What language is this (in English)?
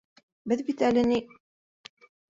Bashkir